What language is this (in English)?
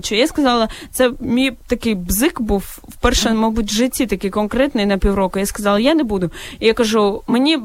Ukrainian